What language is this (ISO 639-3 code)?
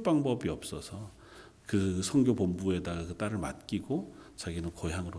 kor